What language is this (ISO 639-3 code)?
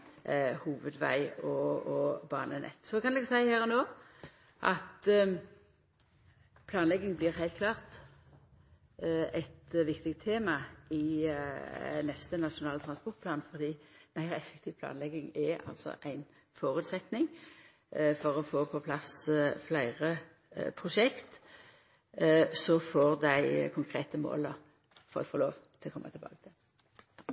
nno